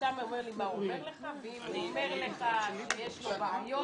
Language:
Hebrew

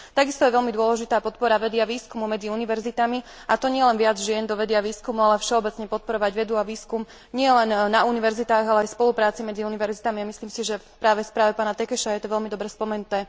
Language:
Slovak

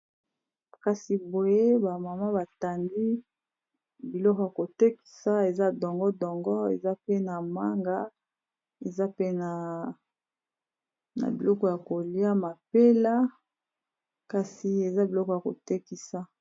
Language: Lingala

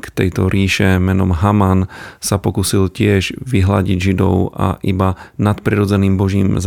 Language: Slovak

